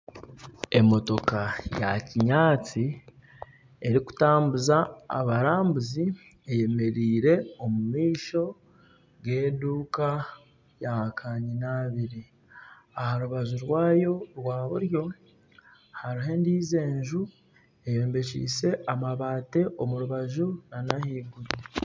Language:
Nyankole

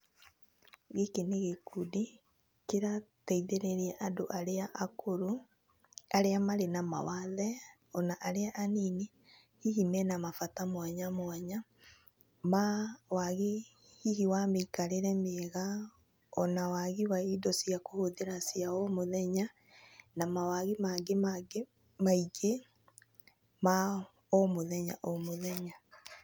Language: Kikuyu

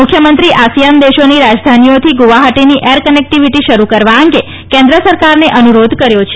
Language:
Gujarati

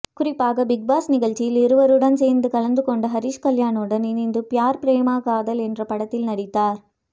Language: Tamil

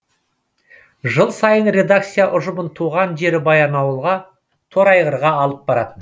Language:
Kazakh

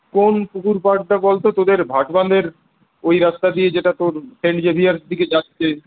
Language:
Bangla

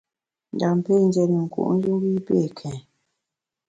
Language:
Bamun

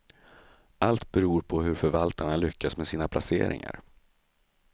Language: Swedish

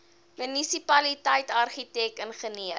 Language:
Afrikaans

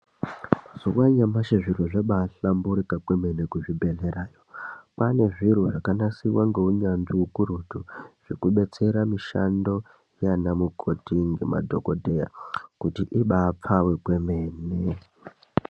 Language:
Ndau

